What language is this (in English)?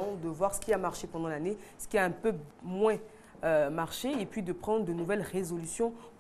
French